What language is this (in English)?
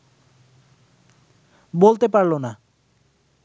Bangla